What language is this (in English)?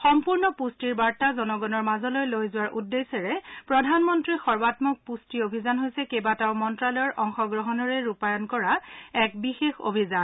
Assamese